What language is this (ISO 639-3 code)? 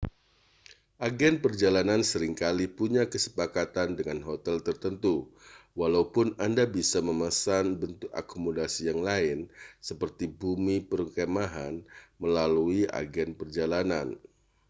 ind